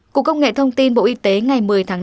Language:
Vietnamese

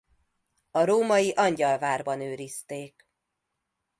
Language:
Hungarian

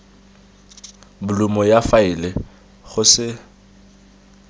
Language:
Tswana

